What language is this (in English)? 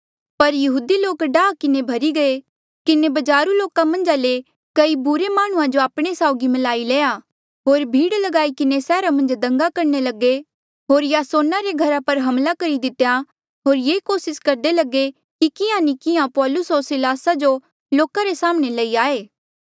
Mandeali